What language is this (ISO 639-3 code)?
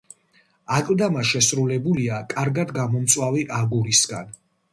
kat